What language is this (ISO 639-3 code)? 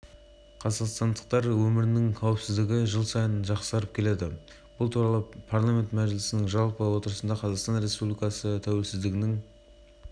kaz